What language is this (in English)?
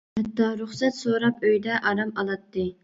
Uyghur